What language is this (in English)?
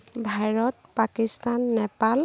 Assamese